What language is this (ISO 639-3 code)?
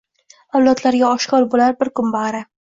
uzb